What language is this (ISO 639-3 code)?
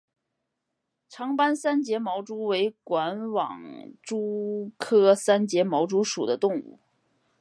zho